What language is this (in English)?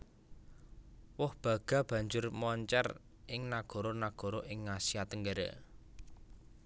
Javanese